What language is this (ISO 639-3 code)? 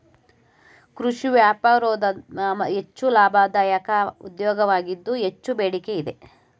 kan